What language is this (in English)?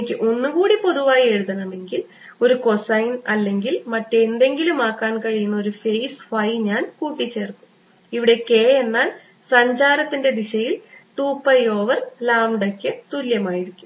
Malayalam